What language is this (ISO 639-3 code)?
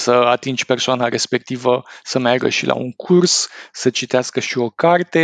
ron